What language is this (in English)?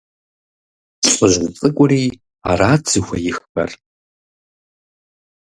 Kabardian